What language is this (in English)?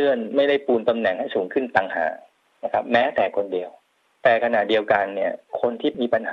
Thai